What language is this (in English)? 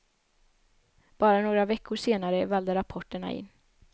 Swedish